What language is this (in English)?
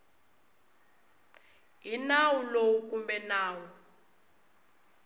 Tsonga